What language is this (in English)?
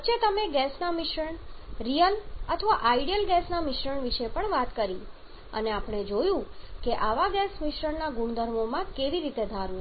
Gujarati